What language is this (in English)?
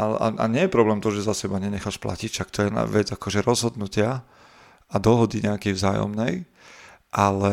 Slovak